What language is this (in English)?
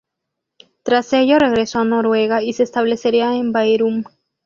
Spanish